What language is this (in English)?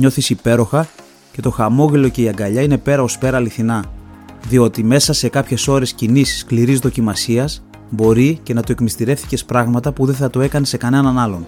Greek